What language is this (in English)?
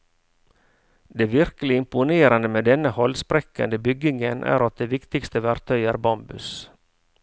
Norwegian